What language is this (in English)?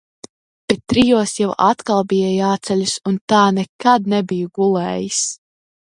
Latvian